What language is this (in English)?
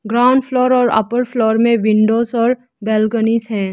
Hindi